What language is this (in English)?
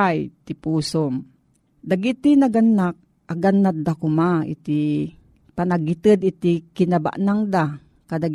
Filipino